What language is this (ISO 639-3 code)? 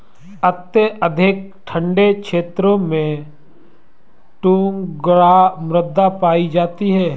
hin